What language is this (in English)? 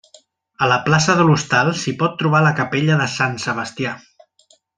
Catalan